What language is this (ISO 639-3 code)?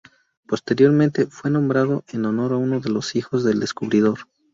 spa